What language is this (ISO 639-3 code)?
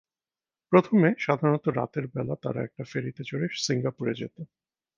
ben